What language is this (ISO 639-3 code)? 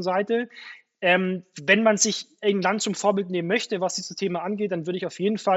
deu